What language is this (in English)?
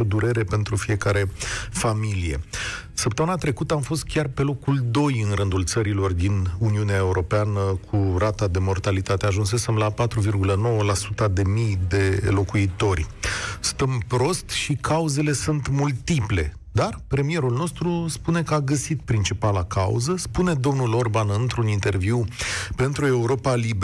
Romanian